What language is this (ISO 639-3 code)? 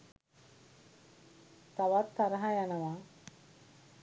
sin